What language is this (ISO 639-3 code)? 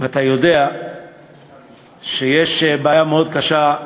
heb